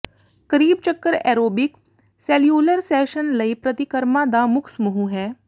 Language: Punjabi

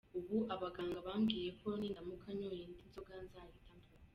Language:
Kinyarwanda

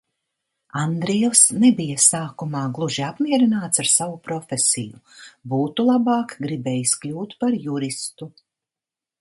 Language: Latvian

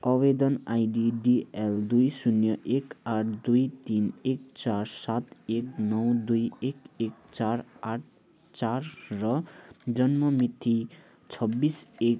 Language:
Nepali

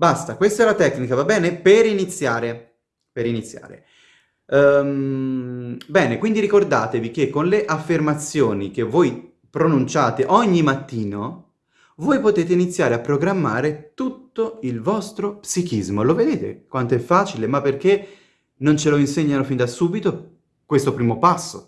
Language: Italian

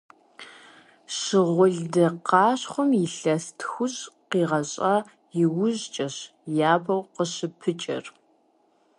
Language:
Kabardian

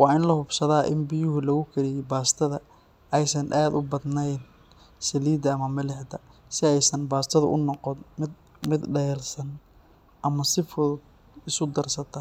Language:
Somali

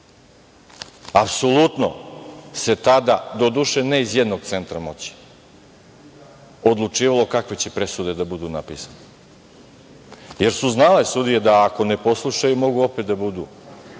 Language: Serbian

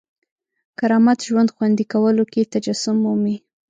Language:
Pashto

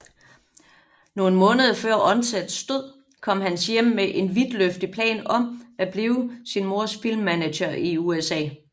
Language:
Danish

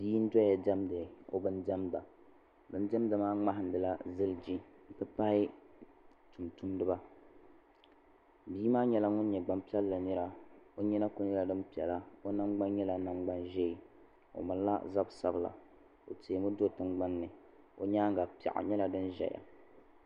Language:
Dagbani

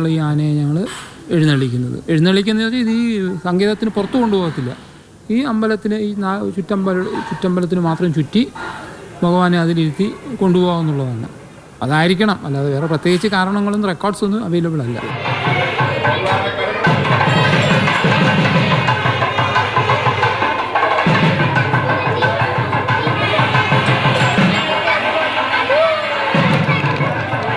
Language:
Malayalam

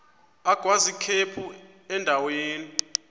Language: Xhosa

